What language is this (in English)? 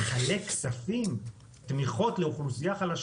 Hebrew